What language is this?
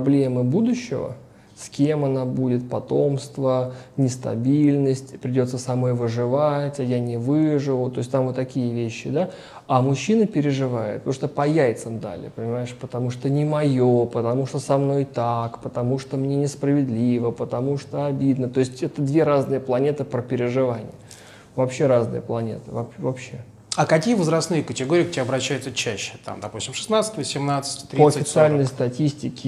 Russian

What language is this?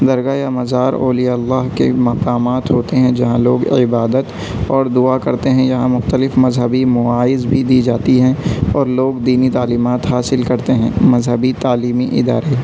Urdu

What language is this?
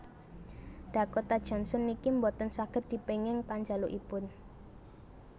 Javanese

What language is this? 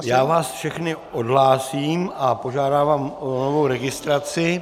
Czech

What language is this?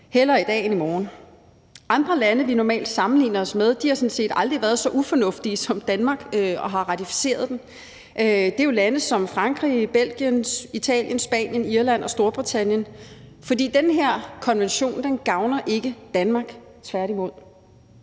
Danish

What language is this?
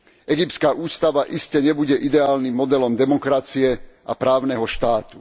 Slovak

